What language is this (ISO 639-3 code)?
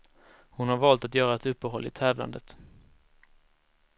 swe